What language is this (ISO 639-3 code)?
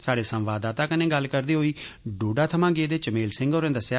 doi